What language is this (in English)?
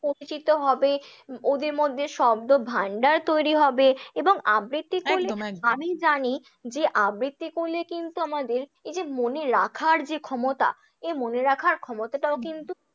Bangla